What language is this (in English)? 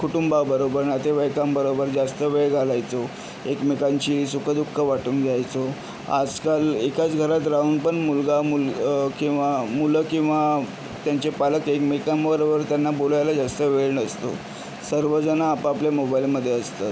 Marathi